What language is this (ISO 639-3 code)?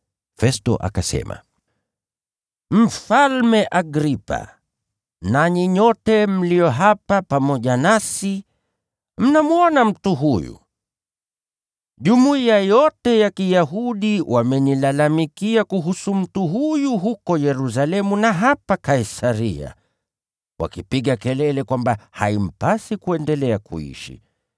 swa